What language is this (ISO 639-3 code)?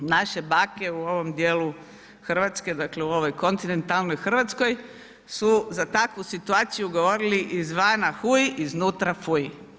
hrv